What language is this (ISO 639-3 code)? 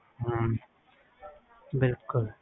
pan